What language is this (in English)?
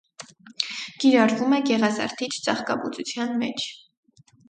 Armenian